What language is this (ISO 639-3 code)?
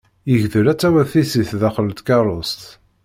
kab